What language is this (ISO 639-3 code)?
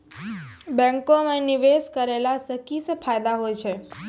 mai